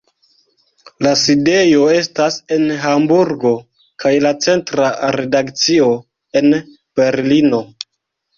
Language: Esperanto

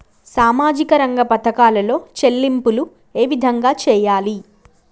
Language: Telugu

